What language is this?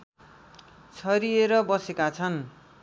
Nepali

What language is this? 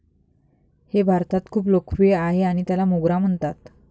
Marathi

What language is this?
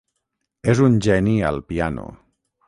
Catalan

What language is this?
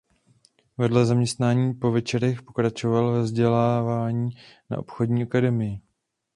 Czech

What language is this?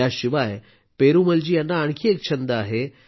Marathi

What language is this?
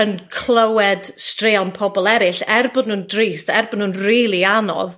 Welsh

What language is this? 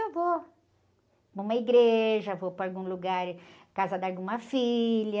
Portuguese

